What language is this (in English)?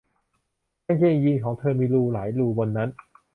Thai